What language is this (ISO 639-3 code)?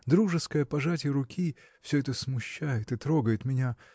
rus